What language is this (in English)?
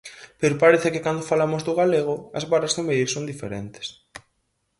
Galician